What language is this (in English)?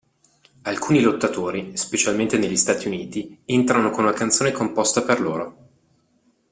Italian